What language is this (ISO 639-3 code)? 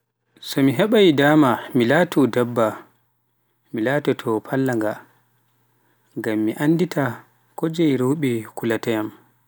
fuf